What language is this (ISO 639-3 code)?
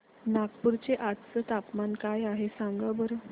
mar